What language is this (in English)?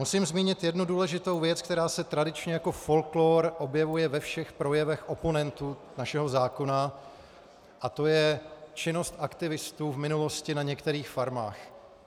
Czech